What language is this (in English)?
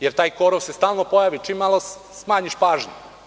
Serbian